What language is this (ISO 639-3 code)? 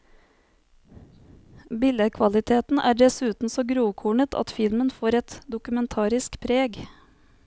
nor